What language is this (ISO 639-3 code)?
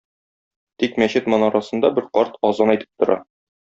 tat